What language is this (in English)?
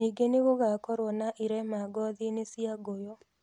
Kikuyu